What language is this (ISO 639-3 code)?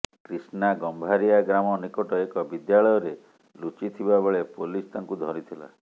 ori